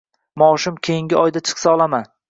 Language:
Uzbek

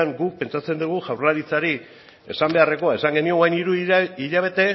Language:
Basque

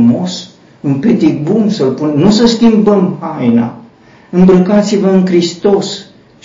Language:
Romanian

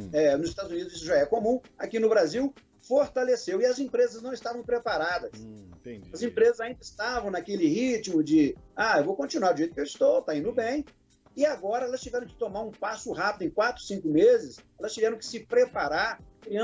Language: Portuguese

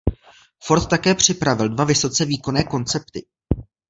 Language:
Czech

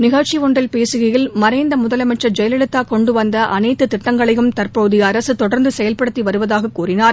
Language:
Tamil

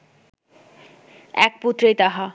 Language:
Bangla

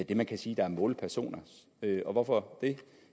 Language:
Danish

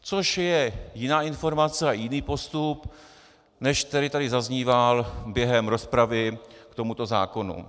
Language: Czech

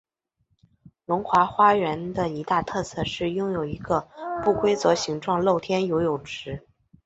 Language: Chinese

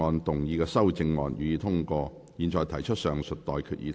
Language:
Cantonese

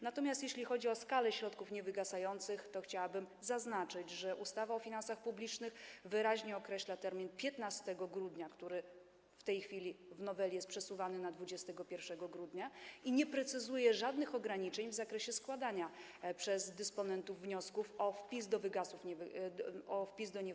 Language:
Polish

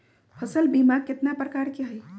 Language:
Magahi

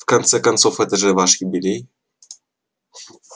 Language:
Russian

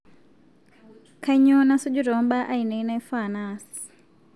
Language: Masai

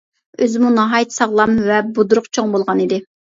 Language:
Uyghur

